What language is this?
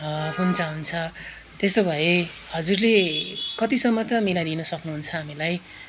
Nepali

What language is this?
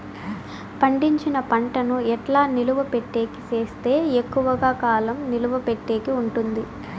Telugu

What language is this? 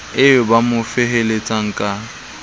Southern Sotho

